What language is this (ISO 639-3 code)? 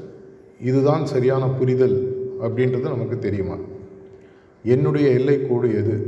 tam